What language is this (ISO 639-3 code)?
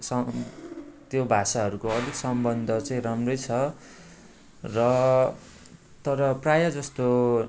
nep